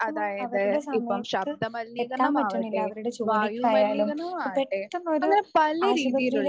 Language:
Malayalam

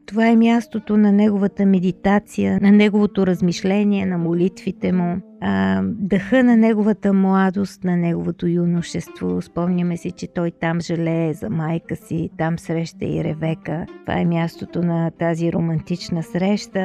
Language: Bulgarian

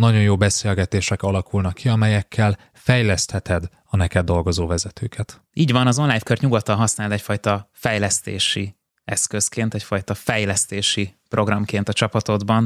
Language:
Hungarian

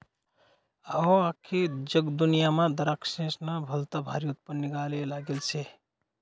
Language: Marathi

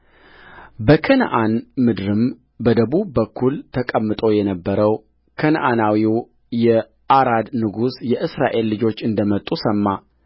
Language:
Amharic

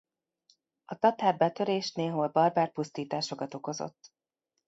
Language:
Hungarian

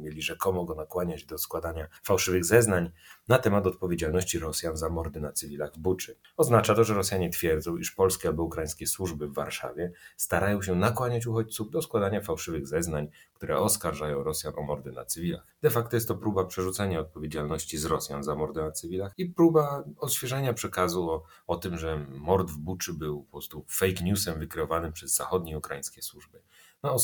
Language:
Polish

